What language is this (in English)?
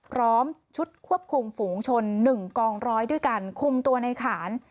Thai